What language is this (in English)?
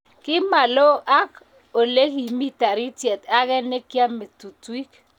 Kalenjin